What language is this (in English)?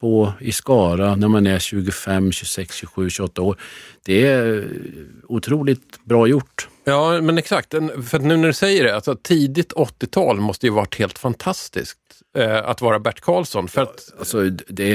Swedish